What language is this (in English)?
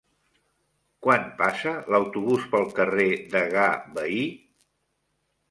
Catalan